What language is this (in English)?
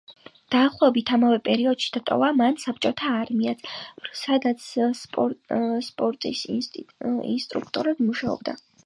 Georgian